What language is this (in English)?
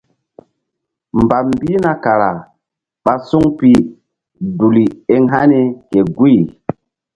Mbum